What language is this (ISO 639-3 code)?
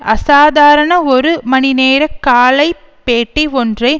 tam